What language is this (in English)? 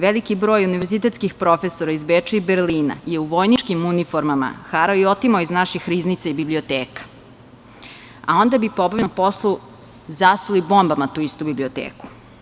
Serbian